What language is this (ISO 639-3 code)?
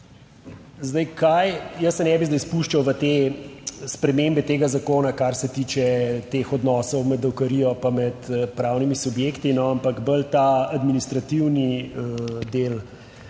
slv